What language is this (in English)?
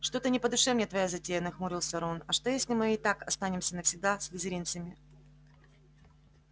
Russian